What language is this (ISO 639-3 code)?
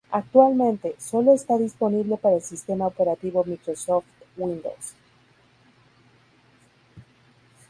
spa